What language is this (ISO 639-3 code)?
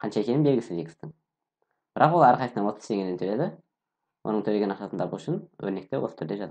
tur